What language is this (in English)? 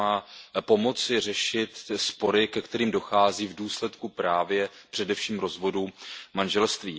Czech